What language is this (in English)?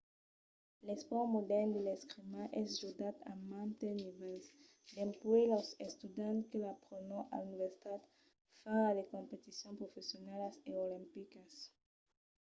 Occitan